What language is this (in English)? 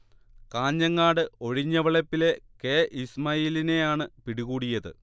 Malayalam